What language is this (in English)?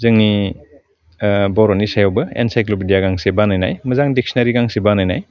Bodo